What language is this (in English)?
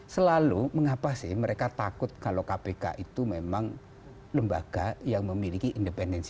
Indonesian